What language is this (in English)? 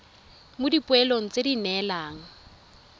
Tswana